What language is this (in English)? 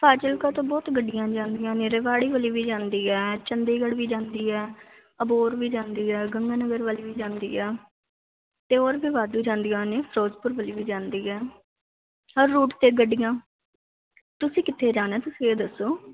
Punjabi